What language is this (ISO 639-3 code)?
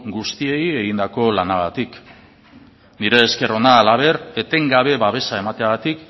eus